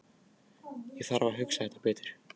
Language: Icelandic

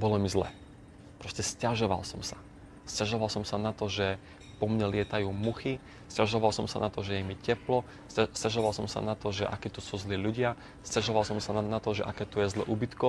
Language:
Slovak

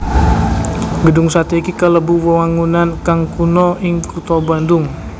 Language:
Javanese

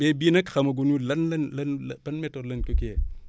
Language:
Wolof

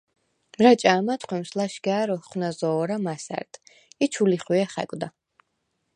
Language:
Svan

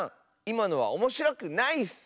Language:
Japanese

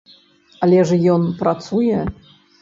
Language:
Belarusian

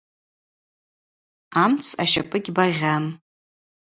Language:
Abaza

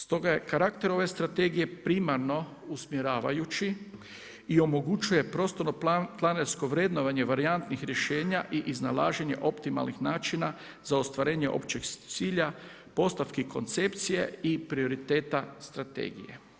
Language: Croatian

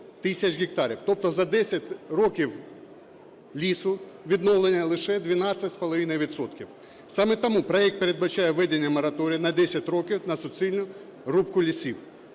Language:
Ukrainian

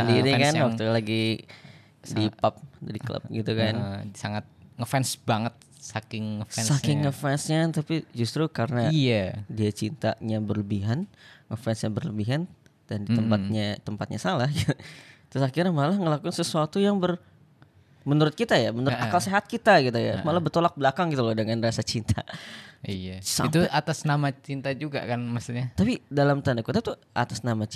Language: Indonesian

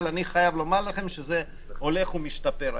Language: Hebrew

